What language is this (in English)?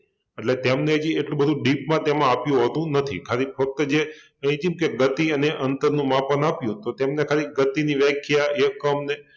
Gujarati